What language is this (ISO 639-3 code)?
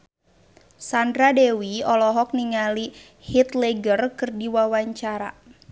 sun